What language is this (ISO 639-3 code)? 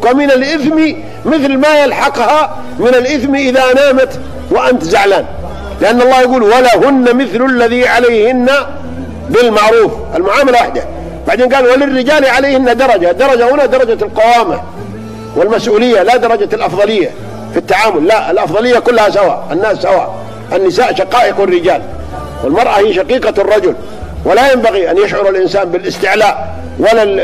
ara